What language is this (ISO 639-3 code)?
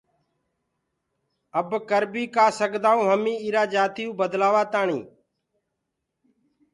ggg